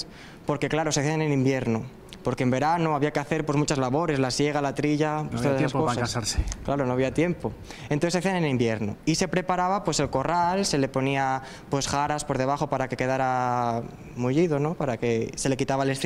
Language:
Spanish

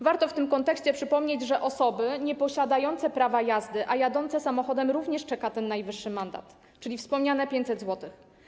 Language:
Polish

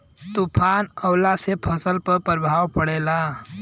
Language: Bhojpuri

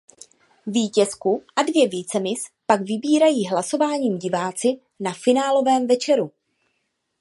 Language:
Czech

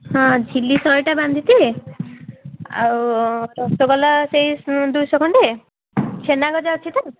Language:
Odia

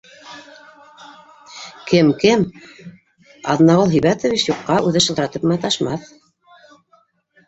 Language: Bashkir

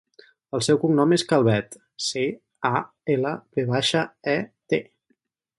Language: Catalan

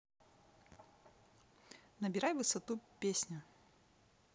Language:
Russian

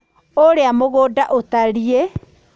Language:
Kikuyu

